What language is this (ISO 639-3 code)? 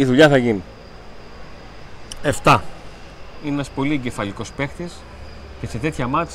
ell